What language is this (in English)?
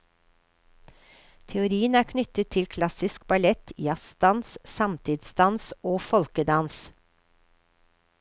Norwegian